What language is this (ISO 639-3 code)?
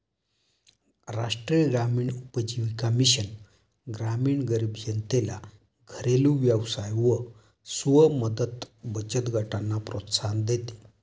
mar